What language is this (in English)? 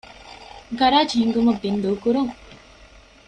Divehi